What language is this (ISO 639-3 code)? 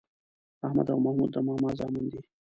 pus